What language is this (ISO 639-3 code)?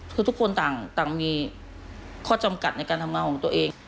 tha